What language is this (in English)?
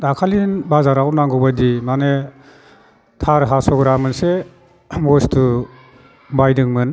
Bodo